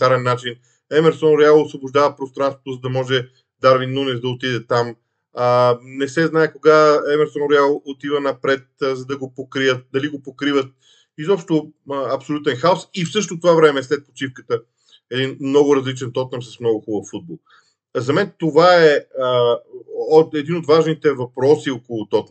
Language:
Bulgarian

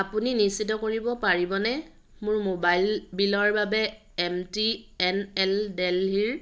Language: Assamese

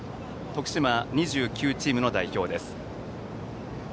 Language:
Japanese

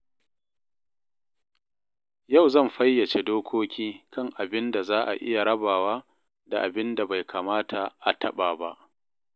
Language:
Hausa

